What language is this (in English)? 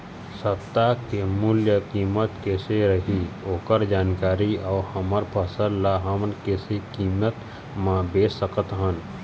Chhattisgarhi